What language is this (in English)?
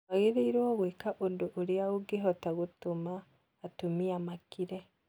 Kikuyu